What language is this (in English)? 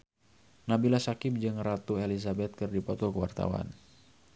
Sundanese